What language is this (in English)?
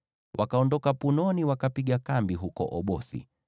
Swahili